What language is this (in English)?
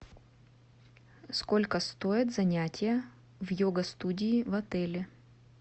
Russian